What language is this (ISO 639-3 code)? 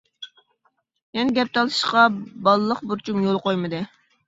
uig